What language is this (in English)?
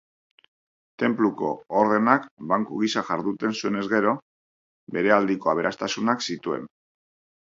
Basque